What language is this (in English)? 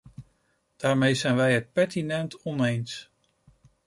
Dutch